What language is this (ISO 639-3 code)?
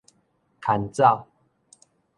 nan